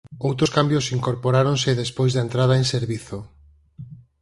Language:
Galician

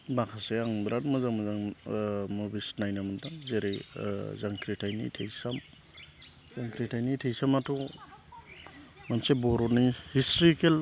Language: Bodo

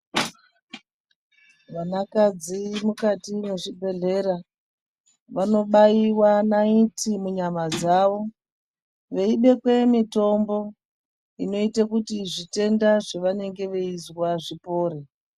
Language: Ndau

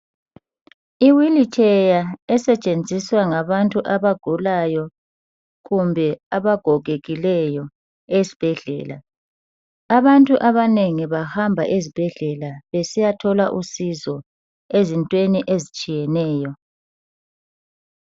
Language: North Ndebele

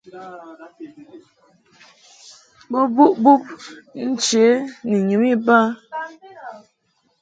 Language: Mungaka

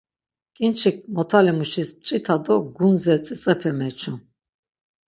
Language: Laz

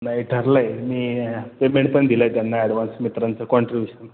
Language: Marathi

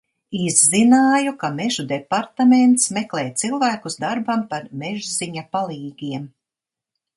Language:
Latvian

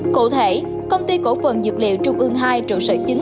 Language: Vietnamese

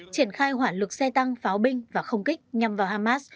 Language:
Vietnamese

